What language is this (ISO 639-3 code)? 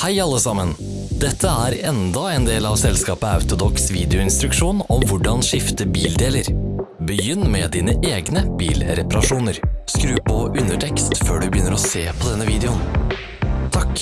nor